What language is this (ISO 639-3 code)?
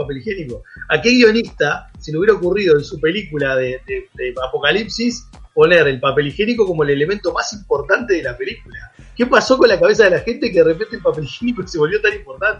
spa